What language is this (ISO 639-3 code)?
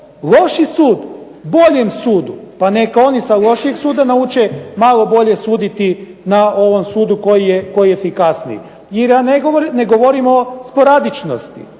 hrv